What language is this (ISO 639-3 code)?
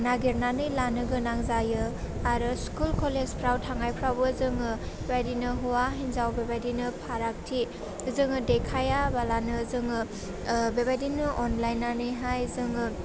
brx